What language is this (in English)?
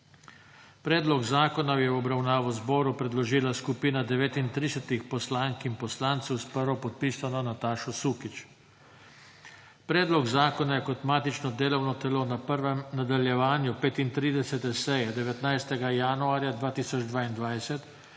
Slovenian